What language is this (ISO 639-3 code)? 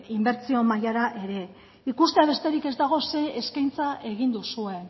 eus